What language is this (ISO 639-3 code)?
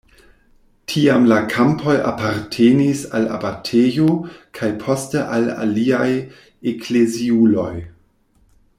epo